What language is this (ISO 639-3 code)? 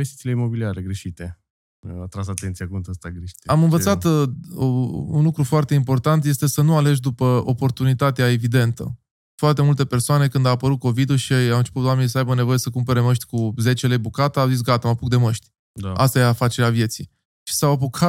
ron